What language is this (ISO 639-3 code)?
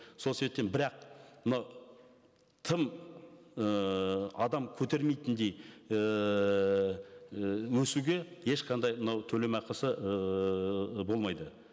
kaz